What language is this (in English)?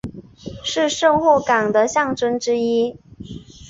Chinese